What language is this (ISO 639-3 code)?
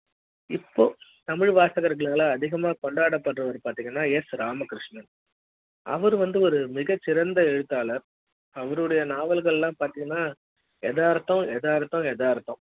tam